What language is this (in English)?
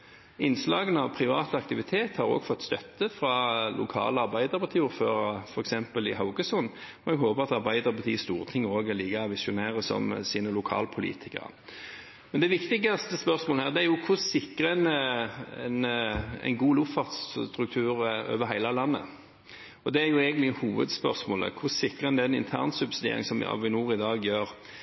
Norwegian Bokmål